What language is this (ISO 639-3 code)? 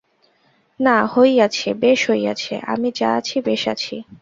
ben